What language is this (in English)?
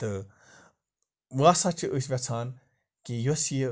Kashmiri